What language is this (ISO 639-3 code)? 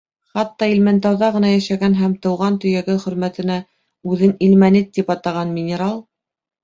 bak